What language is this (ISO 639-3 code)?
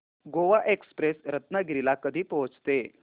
mar